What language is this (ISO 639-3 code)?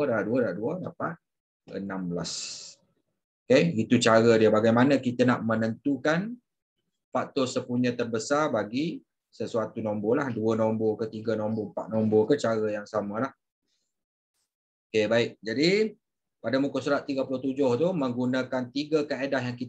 msa